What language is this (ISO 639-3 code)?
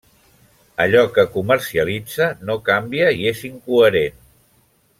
cat